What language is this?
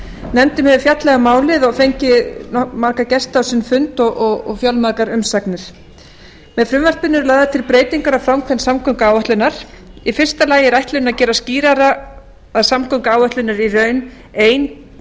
Icelandic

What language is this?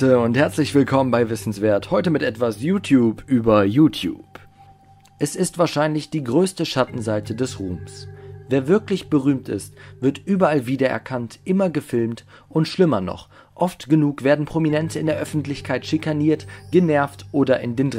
German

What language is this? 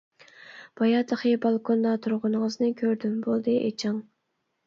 Uyghur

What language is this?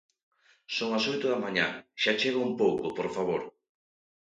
Galician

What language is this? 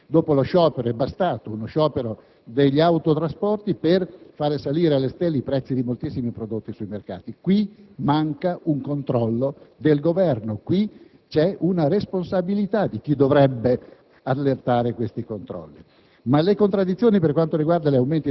Italian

